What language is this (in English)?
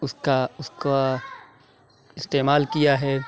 Urdu